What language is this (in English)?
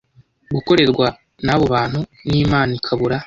Kinyarwanda